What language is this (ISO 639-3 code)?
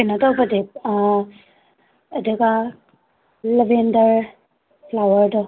mni